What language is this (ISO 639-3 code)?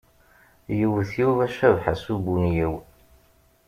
kab